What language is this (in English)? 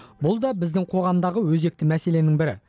Kazakh